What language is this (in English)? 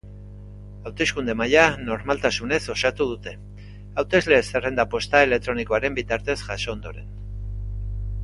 Basque